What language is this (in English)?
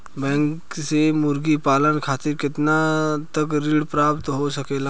Bhojpuri